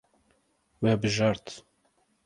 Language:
Kurdish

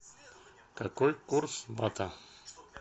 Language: Russian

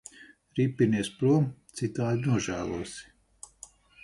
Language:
Latvian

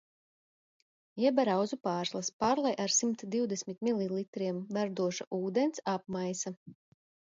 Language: Latvian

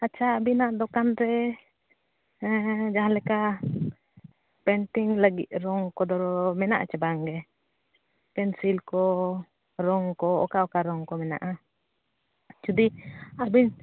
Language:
Santali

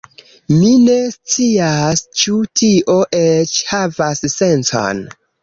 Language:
Esperanto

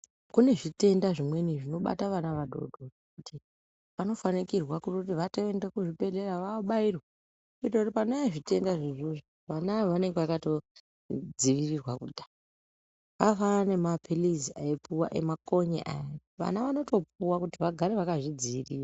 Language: Ndau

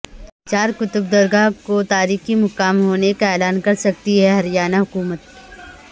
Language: Urdu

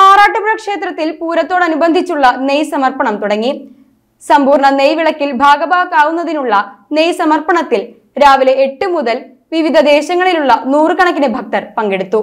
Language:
Malayalam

